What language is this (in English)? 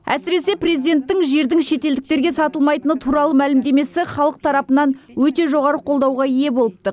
Kazakh